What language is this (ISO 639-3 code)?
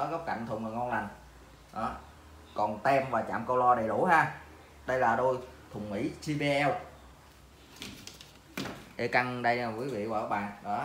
vie